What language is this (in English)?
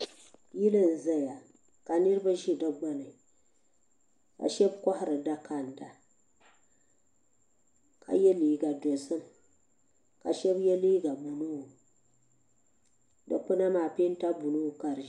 Dagbani